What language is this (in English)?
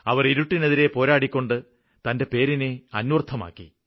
Malayalam